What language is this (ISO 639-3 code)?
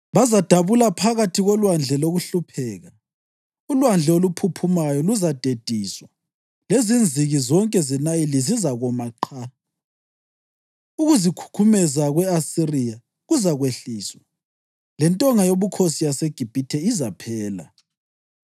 nde